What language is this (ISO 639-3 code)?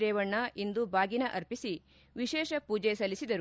kan